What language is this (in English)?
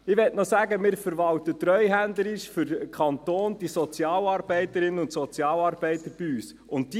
Swiss German